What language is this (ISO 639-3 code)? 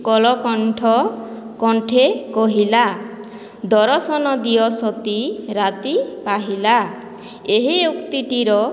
ori